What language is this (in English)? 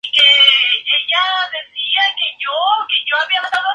Spanish